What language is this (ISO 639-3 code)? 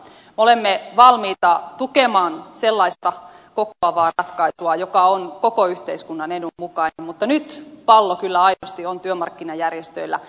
fin